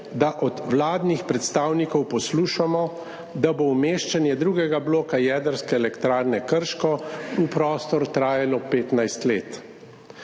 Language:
Slovenian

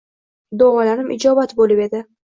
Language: Uzbek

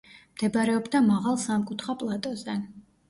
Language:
Georgian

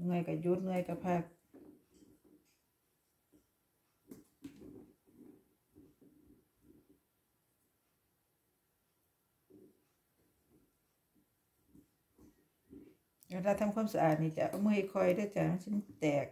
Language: Thai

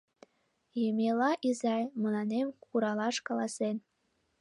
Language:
Mari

